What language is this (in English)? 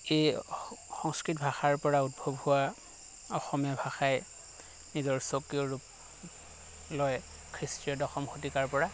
Assamese